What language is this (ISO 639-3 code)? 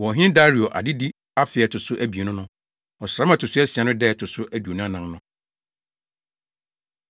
aka